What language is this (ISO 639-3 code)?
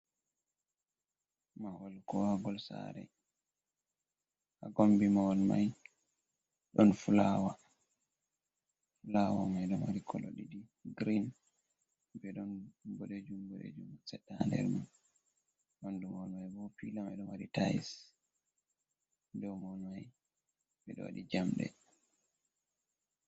ful